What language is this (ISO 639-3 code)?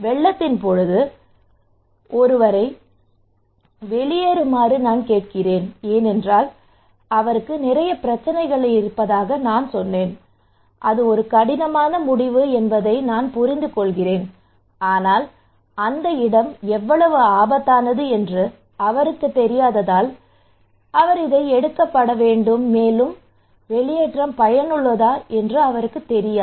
tam